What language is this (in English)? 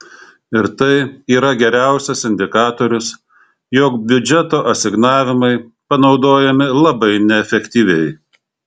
Lithuanian